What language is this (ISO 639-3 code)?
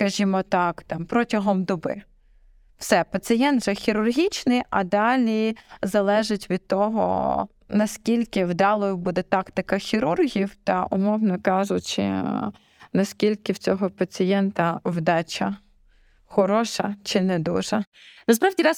ukr